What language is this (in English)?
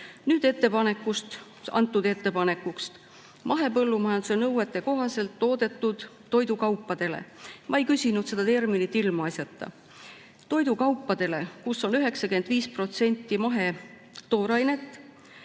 Estonian